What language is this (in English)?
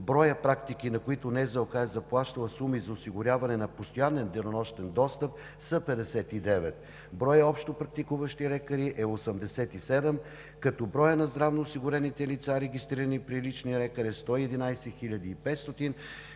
Bulgarian